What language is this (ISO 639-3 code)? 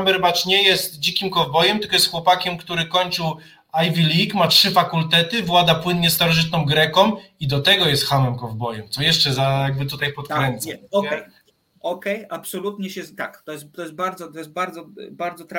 pol